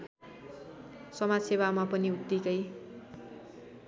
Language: Nepali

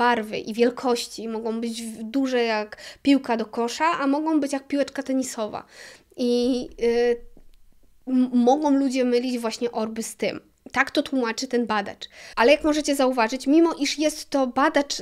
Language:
Polish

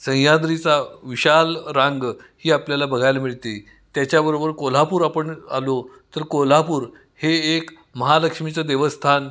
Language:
Marathi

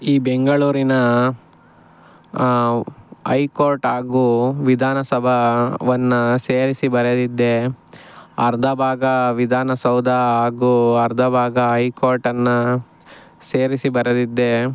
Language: Kannada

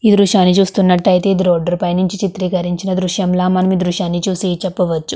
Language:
Telugu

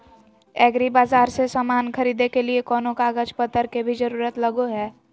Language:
Magahi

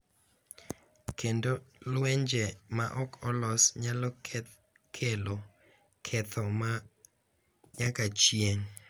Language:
Luo (Kenya and Tanzania)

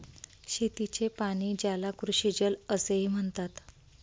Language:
Marathi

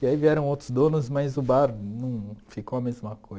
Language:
Portuguese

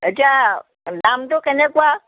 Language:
Assamese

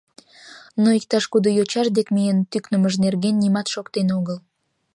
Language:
Mari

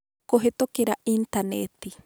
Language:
Kikuyu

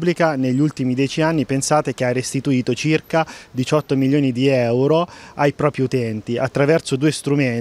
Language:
Italian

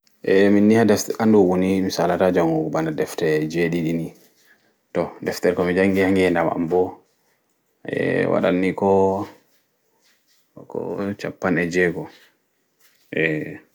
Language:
Fula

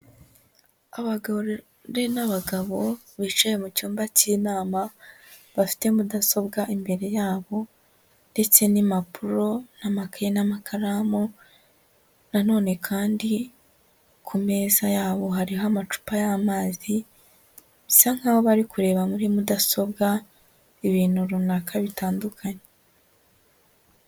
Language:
Kinyarwanda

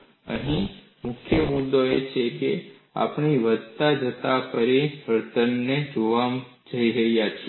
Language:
Gujarati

